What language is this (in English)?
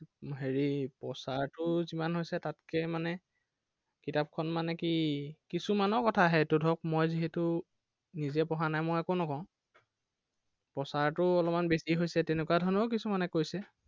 Assamese